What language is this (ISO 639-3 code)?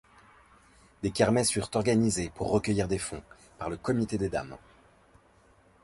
fra